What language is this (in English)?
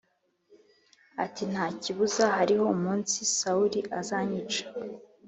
Kinyarwanda